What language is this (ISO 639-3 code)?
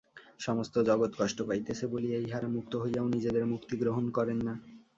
ben